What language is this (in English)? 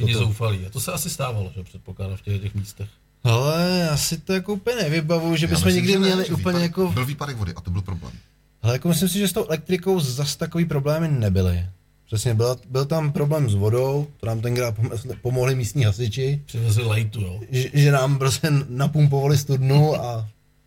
Czech